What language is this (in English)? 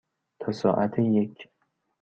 Persian